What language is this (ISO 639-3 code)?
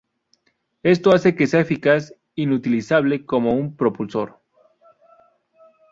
spa